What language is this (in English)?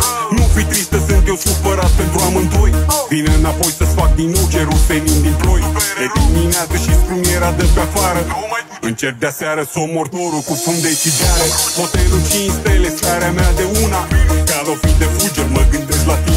Romanian